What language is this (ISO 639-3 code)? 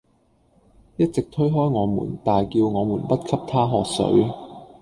yue